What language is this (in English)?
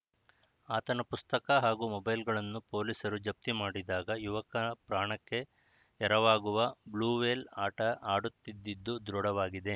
Kannada